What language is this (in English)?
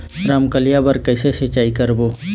Chhattisgarhi